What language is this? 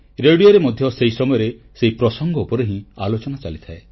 Odia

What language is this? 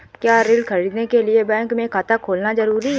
Hindi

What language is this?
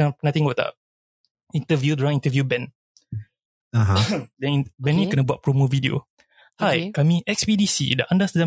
Malay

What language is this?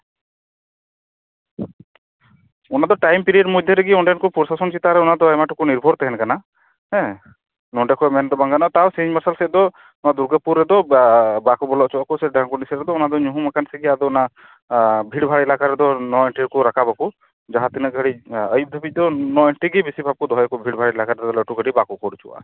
Santali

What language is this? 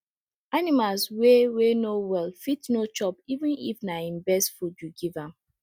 Nigerian Pidgin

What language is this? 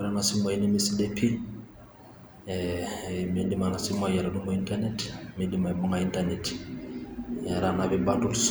Masai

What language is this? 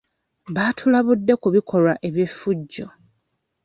Ganda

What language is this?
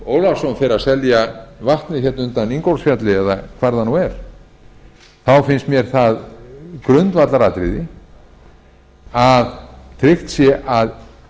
Icelandic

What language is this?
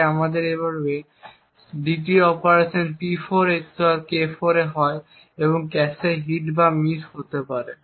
Bangla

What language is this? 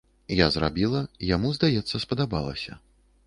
Belarusian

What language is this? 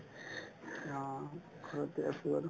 Assamese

